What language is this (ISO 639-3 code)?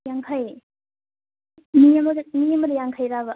mni